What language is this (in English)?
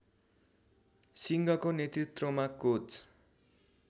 Nepali